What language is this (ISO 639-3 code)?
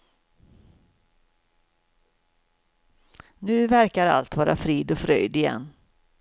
swe